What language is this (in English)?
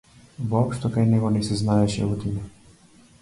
Macedonian